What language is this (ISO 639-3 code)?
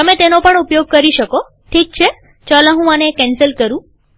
guj